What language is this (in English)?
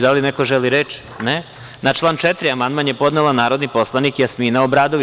Serbian